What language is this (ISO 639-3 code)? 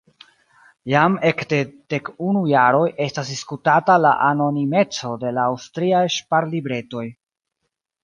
epo